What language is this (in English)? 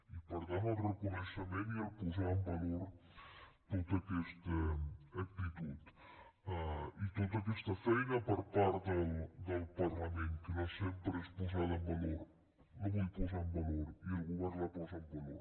Catalan